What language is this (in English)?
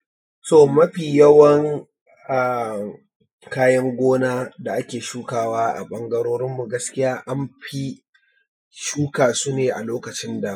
Hausa